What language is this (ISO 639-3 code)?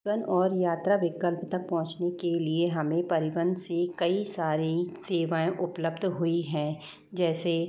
hin